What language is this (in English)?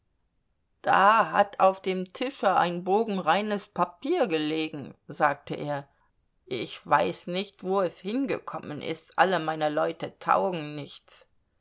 German